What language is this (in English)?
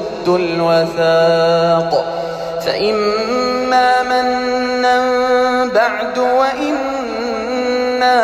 Arabic